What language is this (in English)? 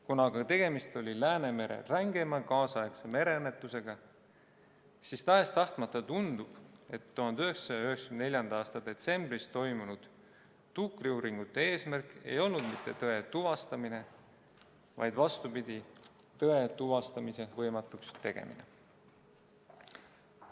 Estonian